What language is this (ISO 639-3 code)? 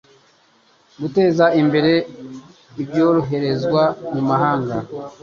kin